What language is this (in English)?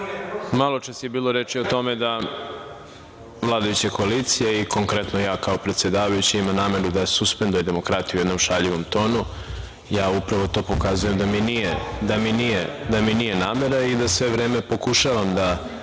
Serbian